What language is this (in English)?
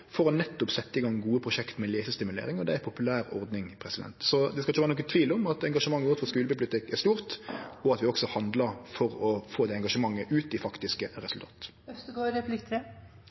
Norwegian Nynorsk